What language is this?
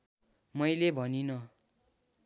Nepali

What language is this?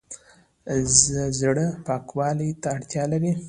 Pashto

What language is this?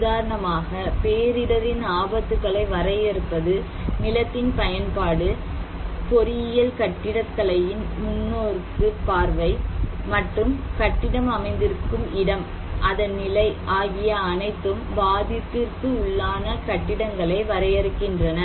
Tamil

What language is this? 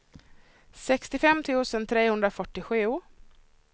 Swedish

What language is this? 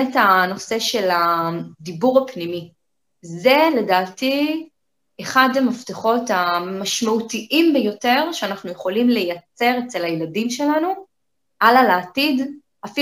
Hebrew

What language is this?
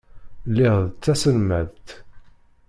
Kabyle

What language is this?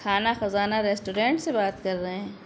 Urdu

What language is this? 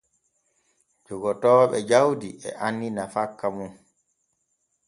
Borgu Fulfulde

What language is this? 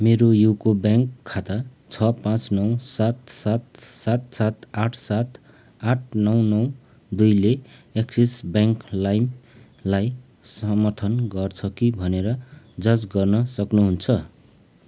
Nepali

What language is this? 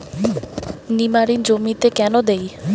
Bangla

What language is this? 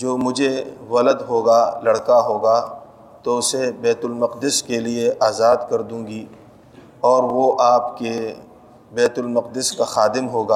Urdu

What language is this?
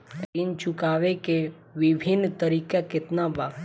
Bhojpuri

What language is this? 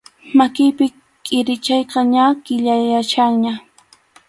Arequipa-La Unión Quechua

